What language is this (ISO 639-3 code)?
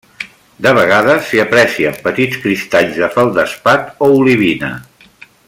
cat